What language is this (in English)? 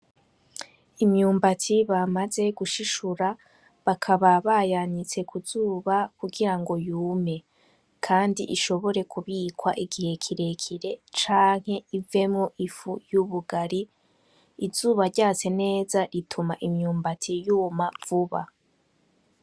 Rundi